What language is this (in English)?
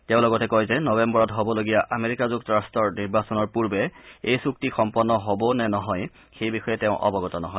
Assamese